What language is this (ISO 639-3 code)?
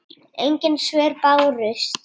isl